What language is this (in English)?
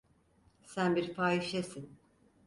Turkish